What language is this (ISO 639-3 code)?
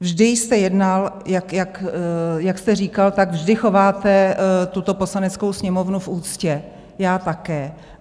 ces